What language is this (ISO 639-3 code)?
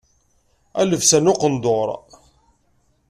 kab